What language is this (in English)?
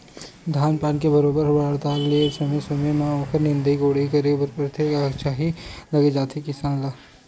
Chhattisgarhi